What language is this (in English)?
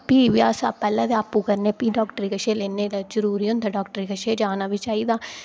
Dogri